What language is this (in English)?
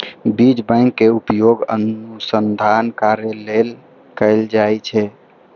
Maithili